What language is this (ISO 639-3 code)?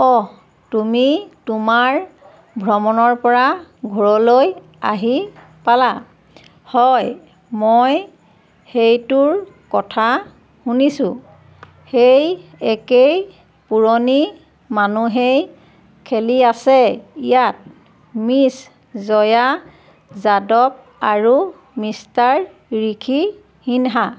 asm